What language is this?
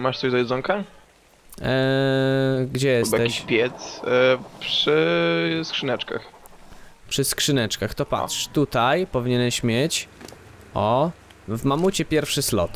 Polish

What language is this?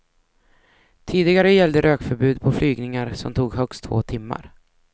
Swedish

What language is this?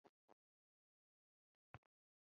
Kinyarwanda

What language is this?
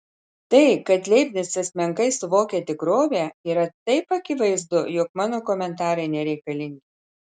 Lithuanian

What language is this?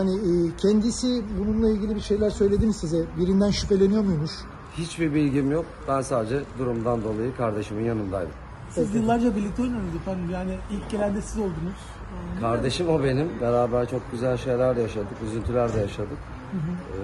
Turkish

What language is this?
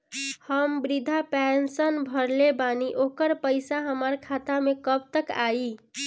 Bhojpuri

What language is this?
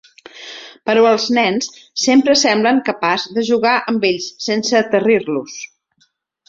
Catalan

